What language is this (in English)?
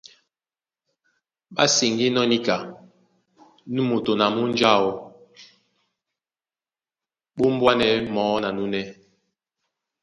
Duala